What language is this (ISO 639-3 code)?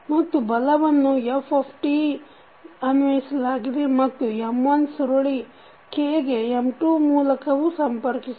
kan